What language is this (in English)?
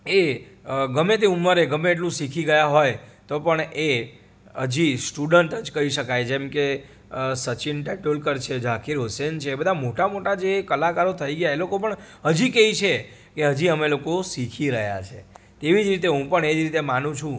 Gujarati